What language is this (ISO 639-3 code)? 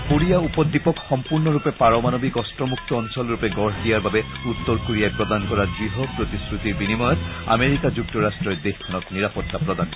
asm